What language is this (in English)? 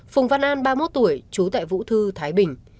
Vietnamese